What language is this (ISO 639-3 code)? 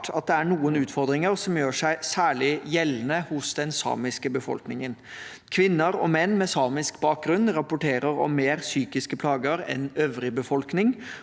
nor